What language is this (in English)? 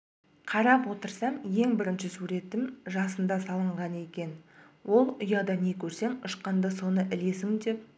Kazakh